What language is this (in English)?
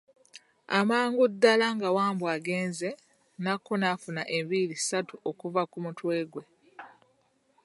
Ganda